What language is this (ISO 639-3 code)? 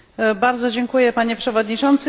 pol